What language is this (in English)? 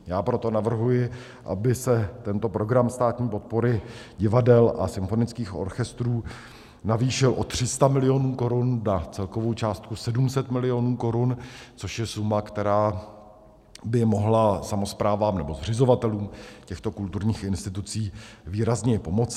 Czech